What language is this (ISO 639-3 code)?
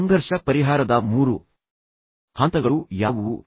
kan